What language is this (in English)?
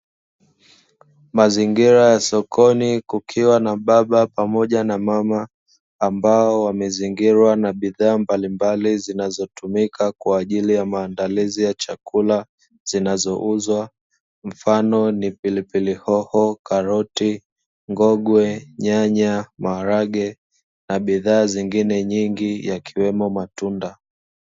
Swahili